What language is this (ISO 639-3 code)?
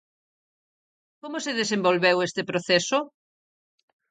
glg